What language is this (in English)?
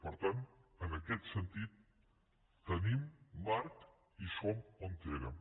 Catalan